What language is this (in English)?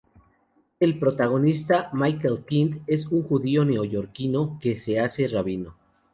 Spanish